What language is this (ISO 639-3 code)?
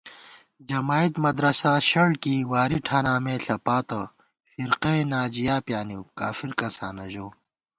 gwt